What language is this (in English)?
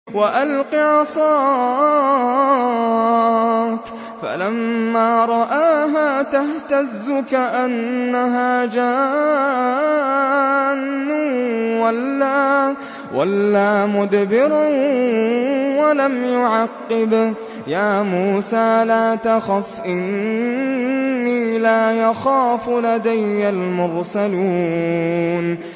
Arabic